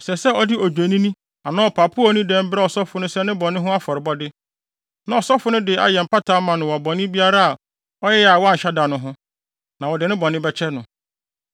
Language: Akan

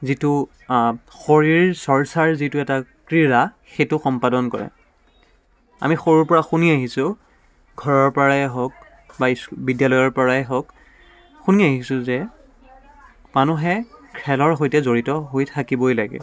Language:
Assamese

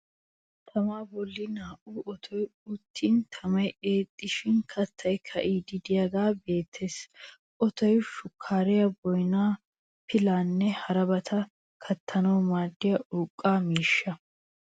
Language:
Wolaytta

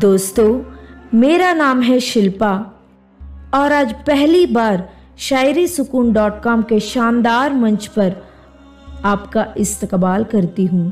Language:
Hindi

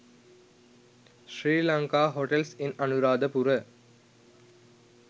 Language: Sinhala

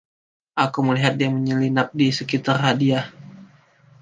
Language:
Indonesian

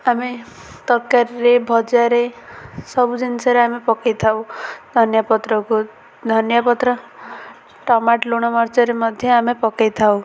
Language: Odia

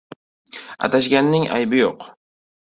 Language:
Uzbek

